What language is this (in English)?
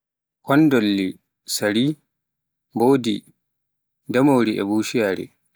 Pular